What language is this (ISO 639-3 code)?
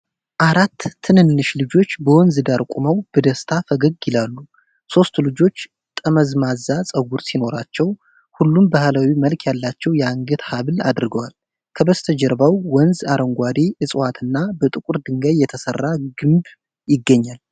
amh